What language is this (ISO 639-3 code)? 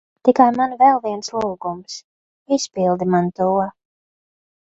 lav